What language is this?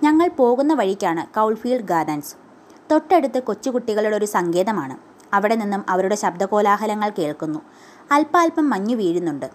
Malayalam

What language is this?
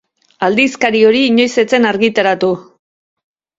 Basque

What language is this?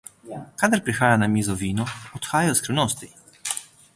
Slovenian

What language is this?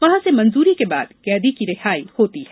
Hindi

